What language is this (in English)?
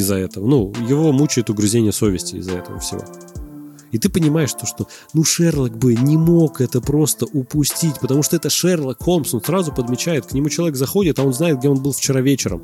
Russian